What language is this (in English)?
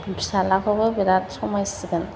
Bodo